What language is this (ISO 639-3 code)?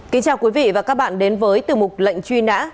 vie